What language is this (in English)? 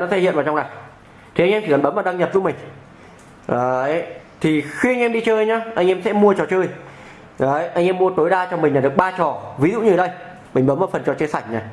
Vietnamese